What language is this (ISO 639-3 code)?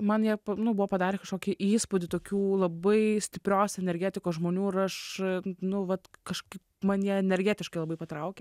lit